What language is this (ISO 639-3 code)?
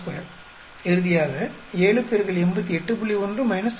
tam